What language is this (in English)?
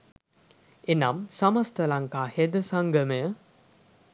Sinhala